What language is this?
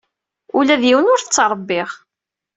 Kabyle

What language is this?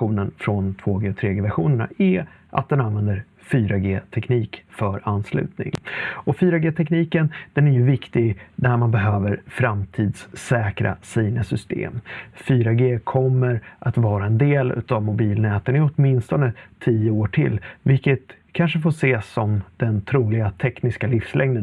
Swedish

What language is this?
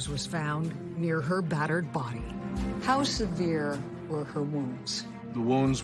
English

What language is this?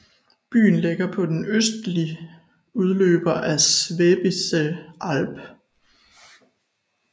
Danish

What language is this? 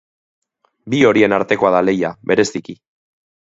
Basque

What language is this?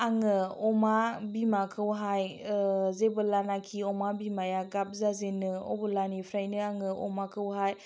Bodo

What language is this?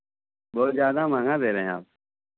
Hindi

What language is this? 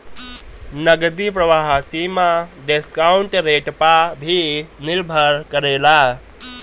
Bhojpuri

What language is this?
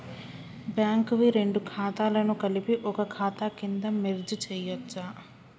Telugu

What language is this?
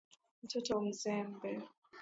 Swahili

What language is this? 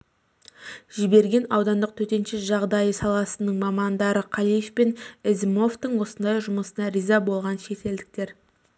Kazakh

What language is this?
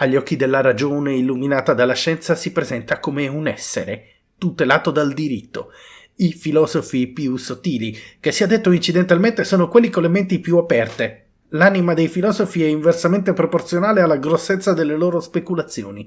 Italian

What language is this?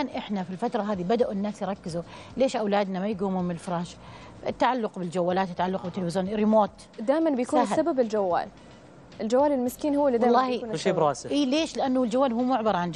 Arabic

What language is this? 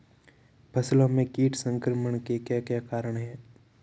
Hindi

